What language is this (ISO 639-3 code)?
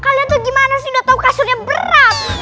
ind